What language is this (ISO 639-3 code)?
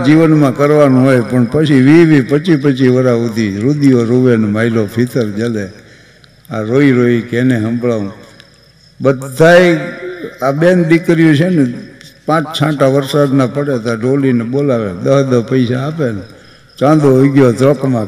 guj